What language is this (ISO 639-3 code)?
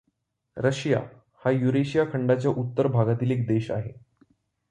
mar